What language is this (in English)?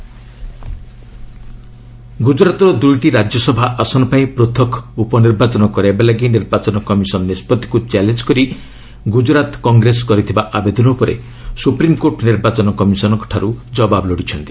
Odia